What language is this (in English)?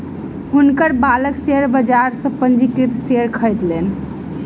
Maithili